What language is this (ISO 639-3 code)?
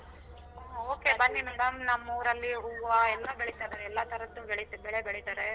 kan